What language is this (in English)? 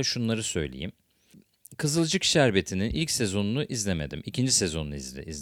Turkish